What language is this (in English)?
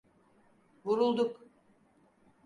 Turkish